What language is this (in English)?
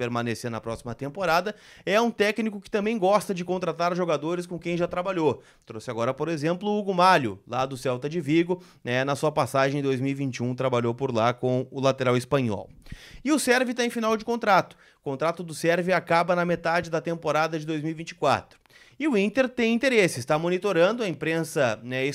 Portuguese